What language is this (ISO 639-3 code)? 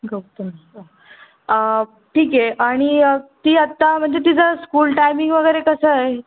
mar